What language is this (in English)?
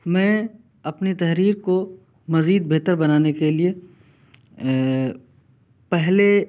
Urdu